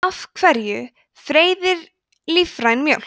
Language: Icelandic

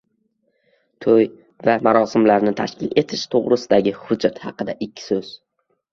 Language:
Uzbek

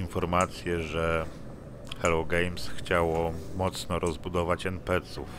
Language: Polish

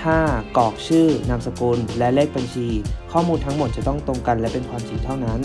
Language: Thai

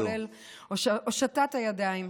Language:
Hebrew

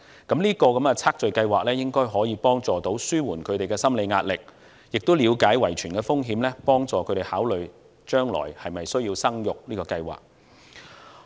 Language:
Cantonese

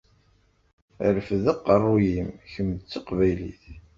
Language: Kabyle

